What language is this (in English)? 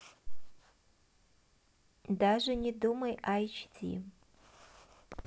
Russian